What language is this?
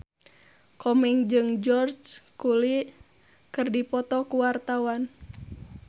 Sundanese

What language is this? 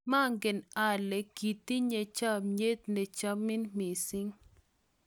Kalenjin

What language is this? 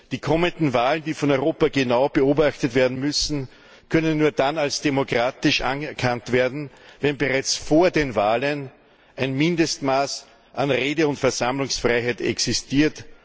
German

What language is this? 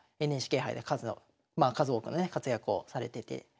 Japanese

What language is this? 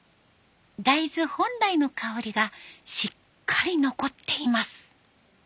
Japanese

